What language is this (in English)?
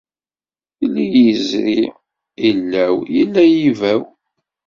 Kabyle